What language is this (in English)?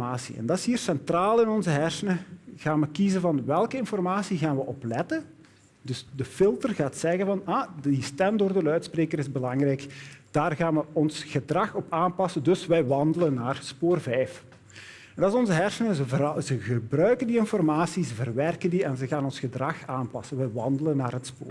Dutch